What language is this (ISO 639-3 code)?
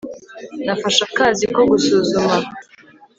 kin